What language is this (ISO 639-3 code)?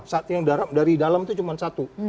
ind